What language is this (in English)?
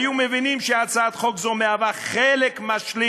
Hebrew